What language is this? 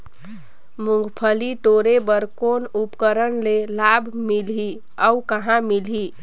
Chhattisgarhi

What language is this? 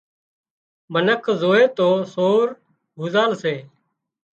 Wadiyara Koli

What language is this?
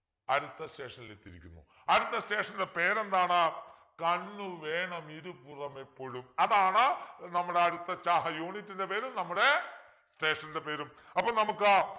Malayalam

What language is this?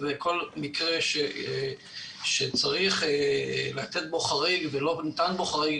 Hebrew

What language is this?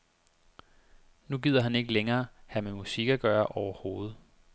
Danish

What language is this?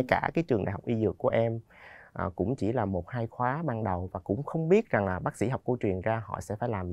Vietnamese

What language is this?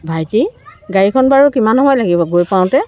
Assamese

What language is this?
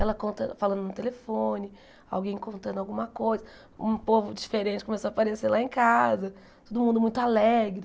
Portuguese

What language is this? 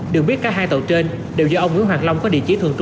Vietnamese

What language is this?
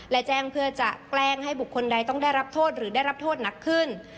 Thai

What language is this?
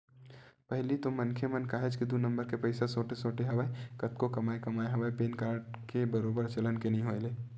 Chhattisgarhi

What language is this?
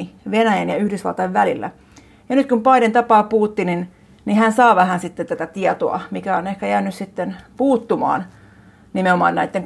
Finnish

